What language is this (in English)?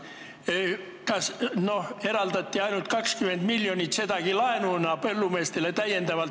Estonian